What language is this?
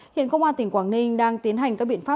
Vietnamese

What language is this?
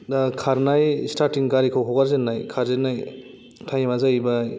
Bodo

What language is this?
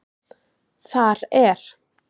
Icelandic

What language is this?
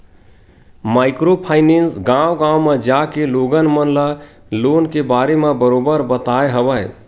Chhattisgarhi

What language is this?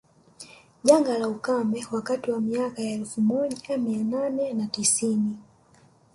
Swahili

